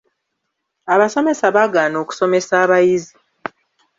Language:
Ganda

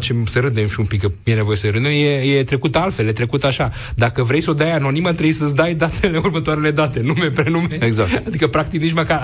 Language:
Romanian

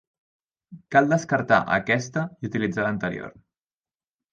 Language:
Catalan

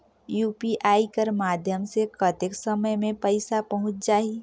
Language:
Chhattisgarhi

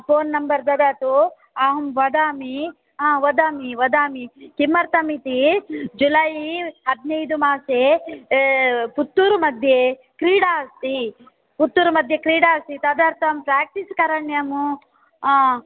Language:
Sanskrit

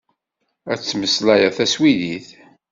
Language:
Kabyle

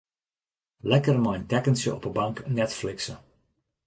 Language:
Western Frisian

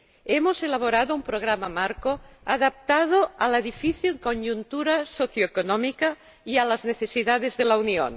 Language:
Spanish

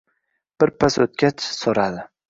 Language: Uzbek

